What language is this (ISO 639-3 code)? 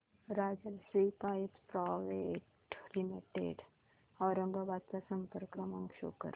mar